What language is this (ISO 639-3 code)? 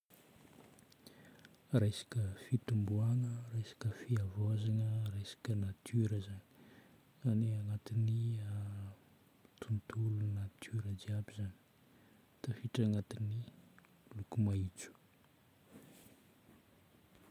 bmm